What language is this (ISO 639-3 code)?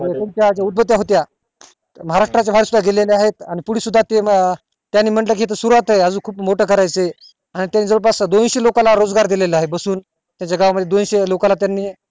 mar